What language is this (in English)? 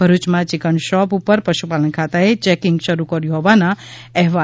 Gujarati